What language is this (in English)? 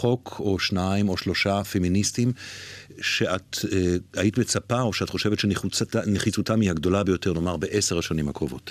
Hebrew